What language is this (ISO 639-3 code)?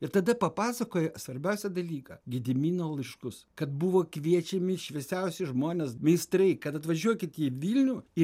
lit